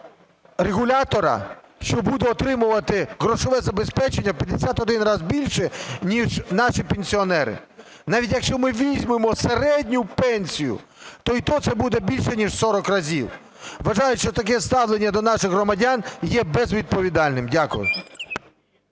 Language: Ukrainian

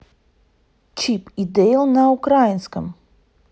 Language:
Russian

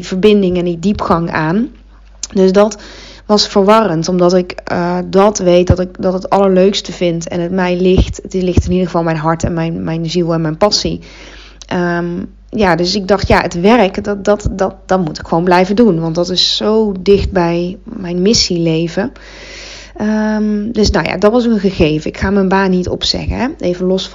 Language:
Dutch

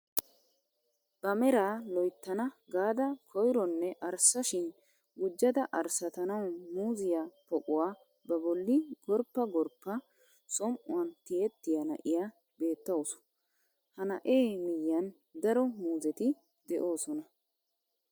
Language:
Wolaytta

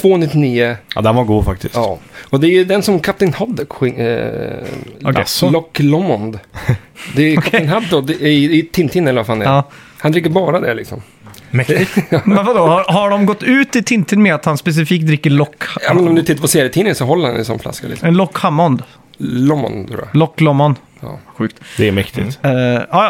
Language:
Swedish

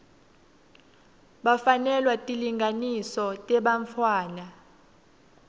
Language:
Swati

